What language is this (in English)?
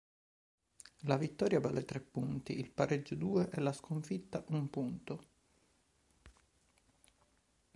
Italian